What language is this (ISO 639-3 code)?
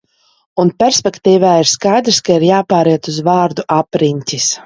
lav